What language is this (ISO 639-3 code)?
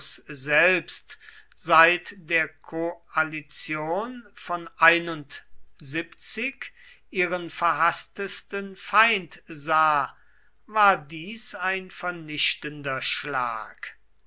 deu